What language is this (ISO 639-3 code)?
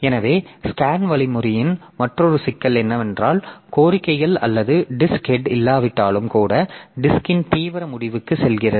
tam